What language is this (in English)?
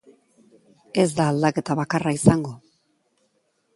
Basque